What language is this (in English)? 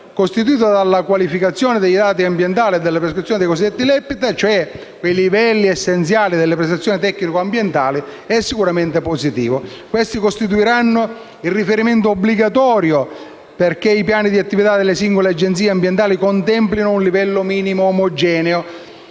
Italian